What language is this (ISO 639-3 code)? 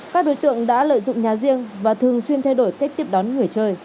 vie